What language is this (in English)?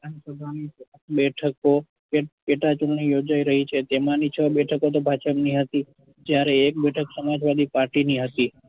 Gujarati